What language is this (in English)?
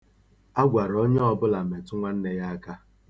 Igbo